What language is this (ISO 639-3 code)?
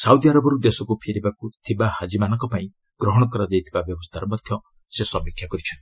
ori